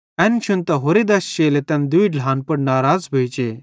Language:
Bhadrawahi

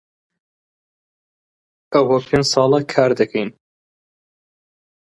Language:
Central Kurdish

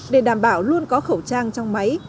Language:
Vietnamese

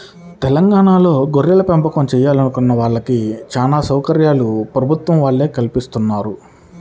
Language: Telugu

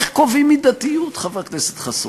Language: Hebrew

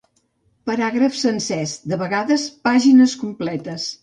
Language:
Catalan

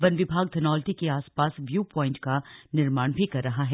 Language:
Hindi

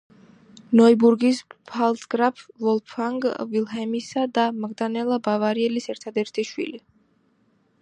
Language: Georgian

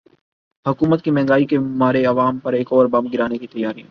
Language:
Urdu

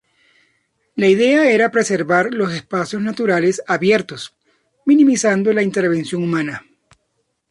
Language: Spanish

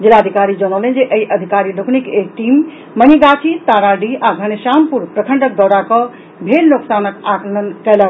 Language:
Maithili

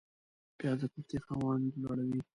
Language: Pashto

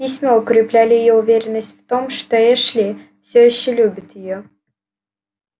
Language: Russian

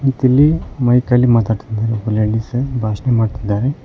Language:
Kannada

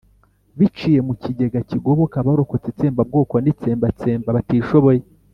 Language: Kinyarwanda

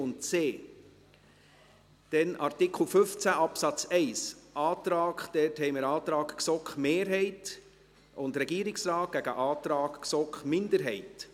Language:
Swiss German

